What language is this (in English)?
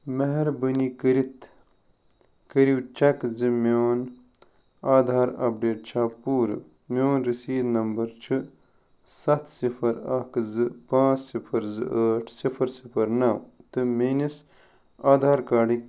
Kashmiri